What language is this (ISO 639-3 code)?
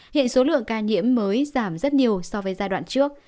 vie